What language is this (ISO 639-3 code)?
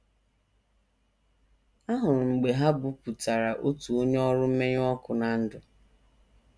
ibo